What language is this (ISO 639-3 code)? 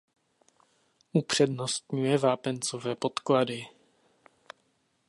ces